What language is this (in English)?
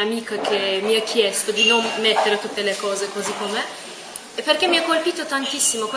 Italian